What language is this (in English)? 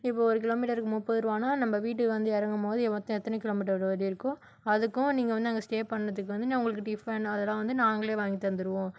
Tamil